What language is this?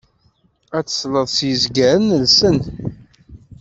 Kabyle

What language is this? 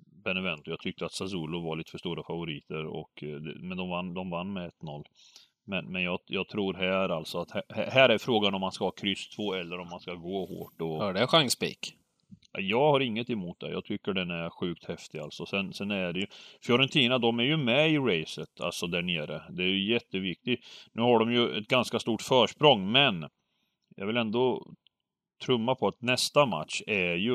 Swedish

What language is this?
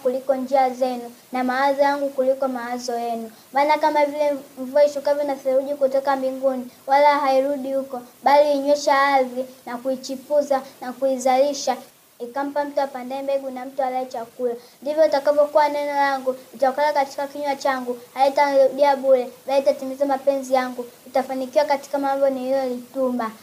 Swahili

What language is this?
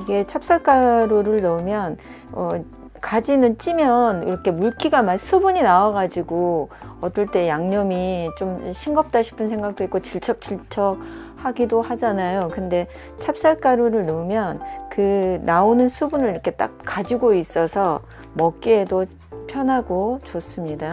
Korean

